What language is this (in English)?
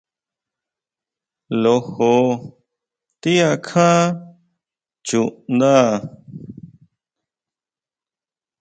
Huautla Mazatec